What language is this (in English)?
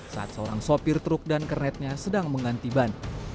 Indonesian